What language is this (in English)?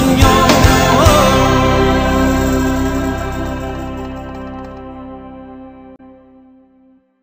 Italian